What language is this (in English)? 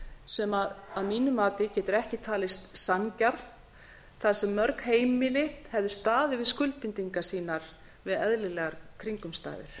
Icelandic